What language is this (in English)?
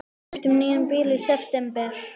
Icelandic